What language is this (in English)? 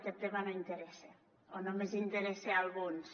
Catalan